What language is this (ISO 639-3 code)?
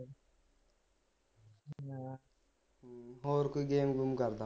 pan